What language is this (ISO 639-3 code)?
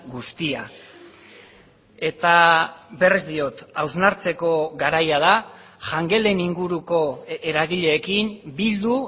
eus